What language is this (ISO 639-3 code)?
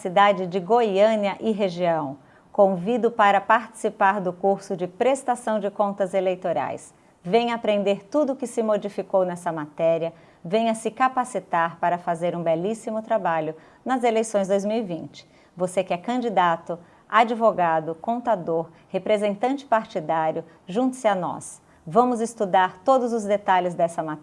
por